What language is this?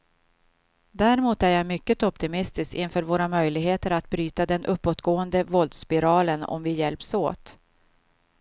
Swedish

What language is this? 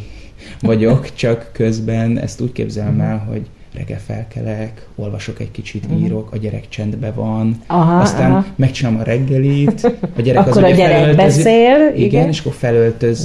Hungarian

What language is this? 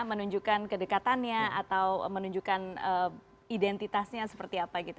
Indonesian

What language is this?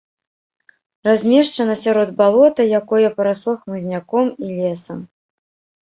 Belarusian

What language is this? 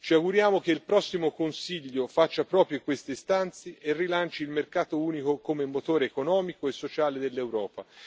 Italian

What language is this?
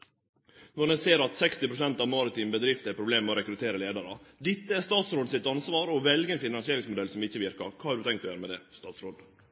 Norwegian Nynorsk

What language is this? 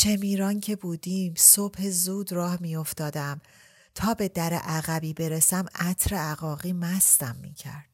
Persian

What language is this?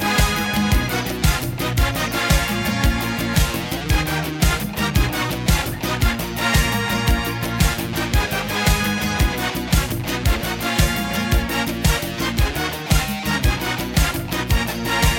Persian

